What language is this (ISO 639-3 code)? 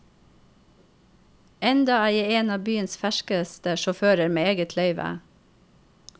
nor